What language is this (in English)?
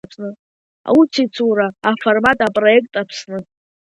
Abkhazian